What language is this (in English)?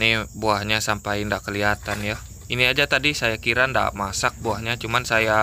Indonesian